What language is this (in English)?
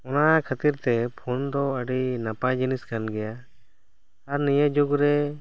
Santali